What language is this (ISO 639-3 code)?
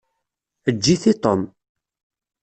kab